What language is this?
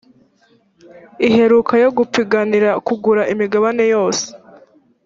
Kinyarwanda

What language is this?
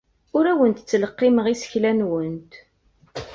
Kabyle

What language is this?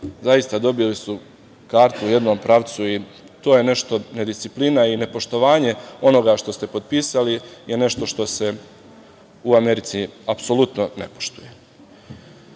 Serbian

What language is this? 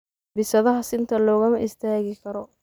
Somali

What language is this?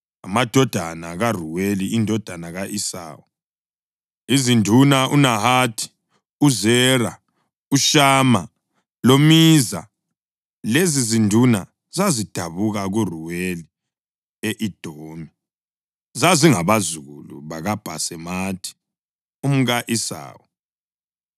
North Ndebele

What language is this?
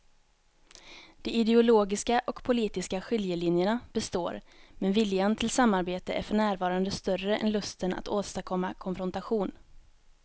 Swedish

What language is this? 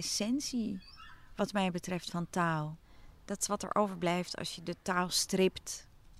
Dutch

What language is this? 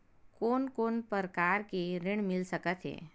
Chhattisgarhi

